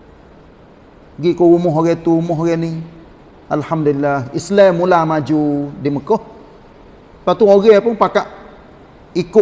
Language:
Malay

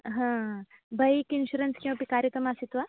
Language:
Sanskrit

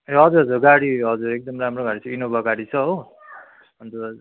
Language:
Nepali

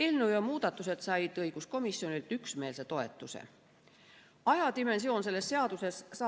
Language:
Estonian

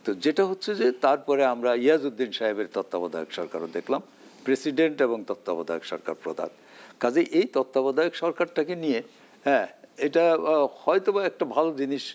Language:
Bangla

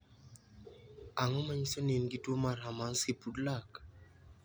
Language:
Luo (Kenya and Tanzania)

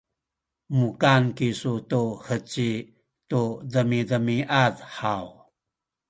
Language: Sakizaya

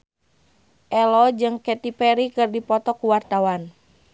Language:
Sundanese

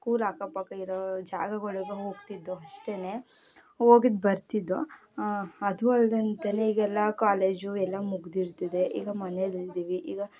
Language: Kannada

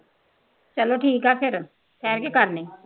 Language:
Punjabi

